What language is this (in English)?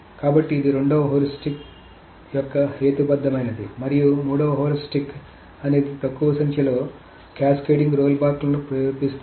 Telugu